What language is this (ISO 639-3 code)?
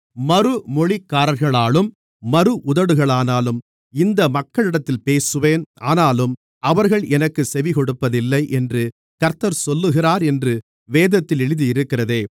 tam